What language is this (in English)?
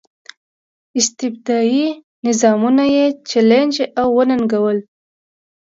Pashto